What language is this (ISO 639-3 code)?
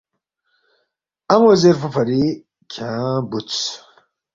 bft